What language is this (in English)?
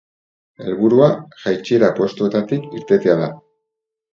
Basque